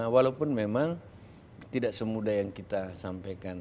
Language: Indonesian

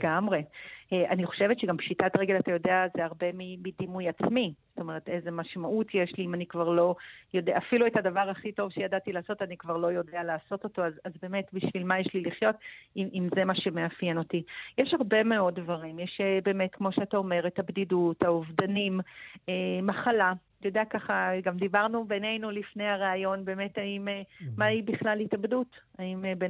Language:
Hebrew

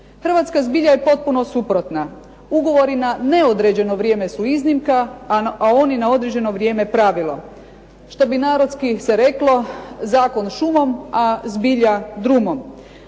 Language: Croatian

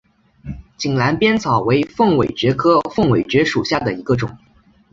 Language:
Chinese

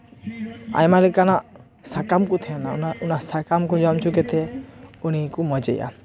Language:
Santali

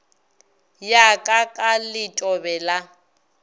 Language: Northern Sotho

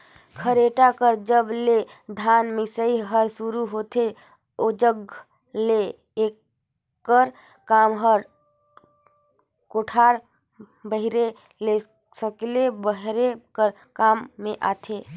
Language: Chhattisgarhi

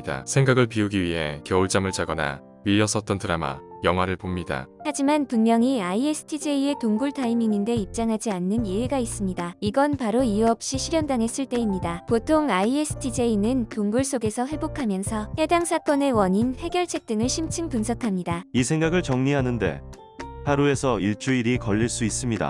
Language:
Korean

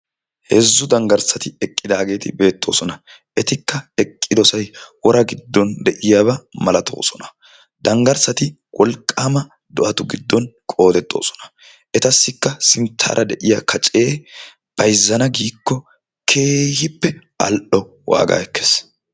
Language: Wolaytta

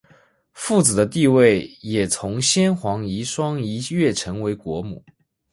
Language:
Chinese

